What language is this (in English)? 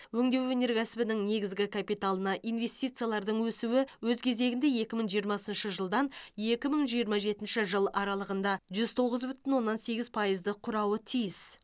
Kazakh